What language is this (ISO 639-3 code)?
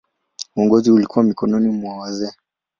swa